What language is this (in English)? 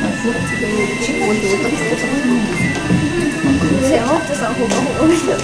Japanese